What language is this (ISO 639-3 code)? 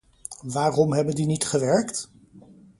nld